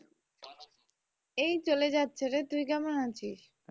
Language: Bangla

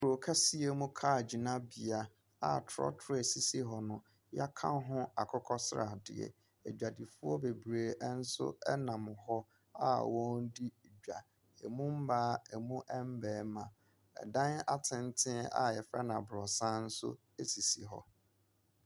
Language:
Akan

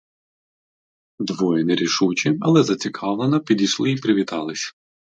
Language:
Ukrainian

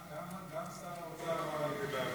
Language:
Hebrew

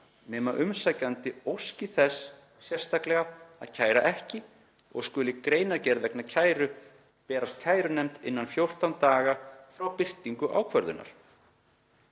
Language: Icelandic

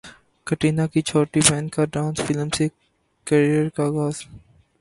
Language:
Urdu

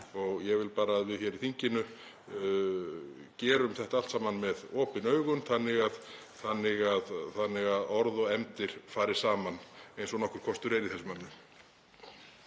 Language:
Icelandic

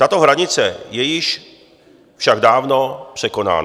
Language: Czech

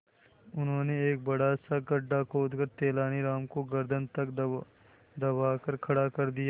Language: Hindi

